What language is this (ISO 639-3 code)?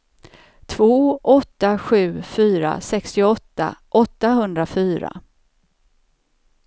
swe